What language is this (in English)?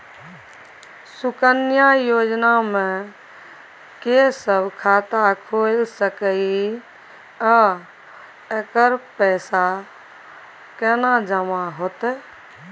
Maithili